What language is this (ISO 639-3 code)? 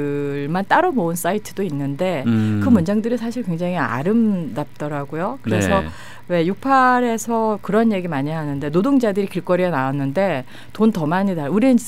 kor